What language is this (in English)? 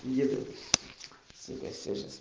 Russian